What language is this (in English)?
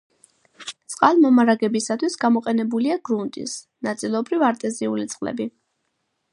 Georgian